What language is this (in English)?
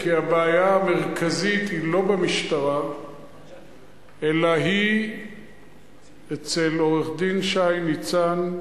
Hebrew